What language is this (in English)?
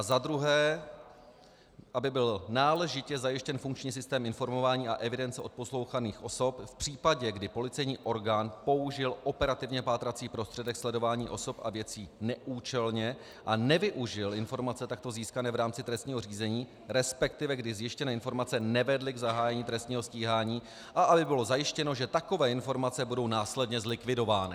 Czech